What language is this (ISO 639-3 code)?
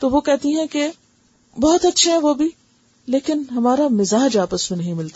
urd